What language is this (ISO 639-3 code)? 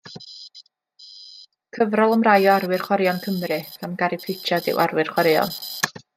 cym